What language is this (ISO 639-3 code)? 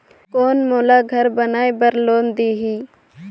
hne